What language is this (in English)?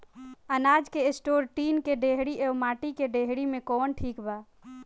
Bhojpuri